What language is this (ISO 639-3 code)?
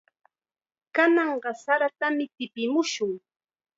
qxa